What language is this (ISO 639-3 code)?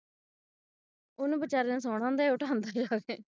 pan